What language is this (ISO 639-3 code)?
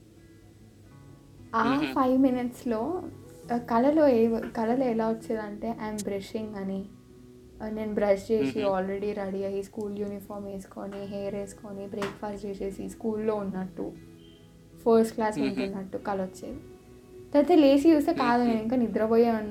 tel